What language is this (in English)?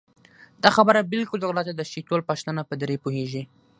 Pashto